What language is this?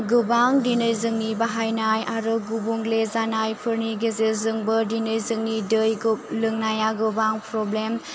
Bodo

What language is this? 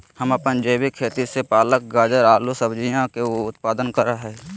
Magahi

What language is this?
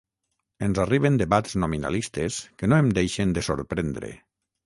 Catalan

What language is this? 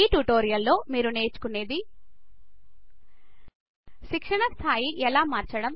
Telugu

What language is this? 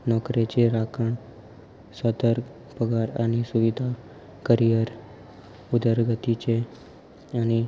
Konkani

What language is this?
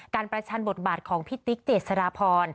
Thai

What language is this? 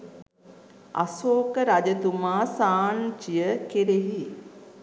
Sinhala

